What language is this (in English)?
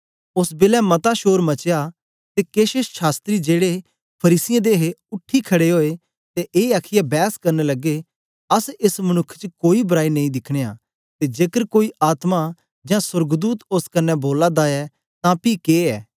Dogri